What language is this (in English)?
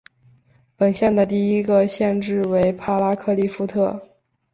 Chinese